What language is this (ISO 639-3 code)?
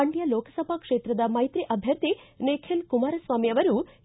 kan